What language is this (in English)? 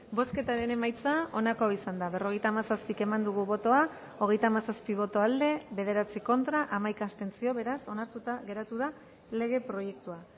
Basque